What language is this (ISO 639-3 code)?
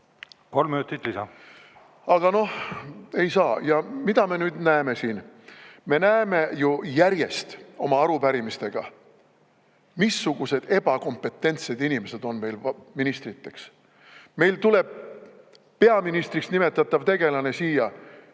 est